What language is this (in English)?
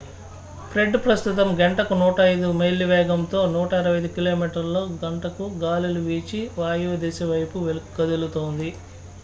Telugu